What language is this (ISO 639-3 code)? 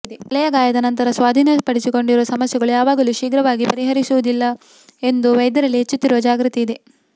kan